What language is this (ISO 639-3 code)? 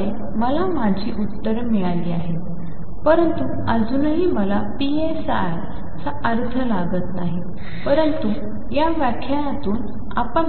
mar